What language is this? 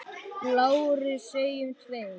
Icelandic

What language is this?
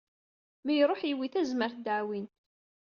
Kabyle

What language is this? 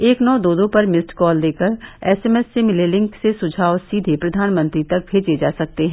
Hindi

